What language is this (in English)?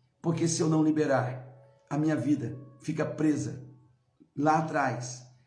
Portuguese